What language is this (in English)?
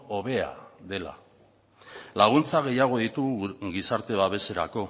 Basque